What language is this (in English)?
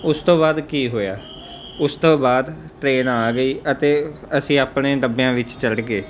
Punjabi